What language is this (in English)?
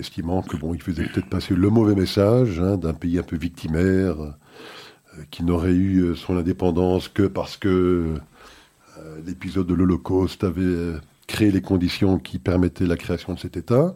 French